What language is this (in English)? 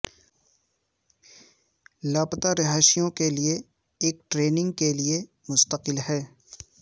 Urdu